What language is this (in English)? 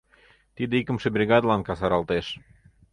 Mari